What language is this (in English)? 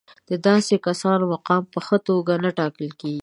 Pashto